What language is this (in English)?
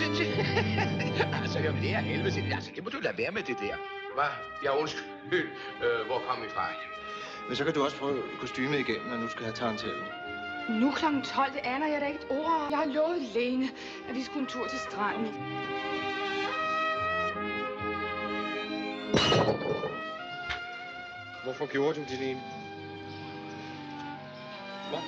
Danish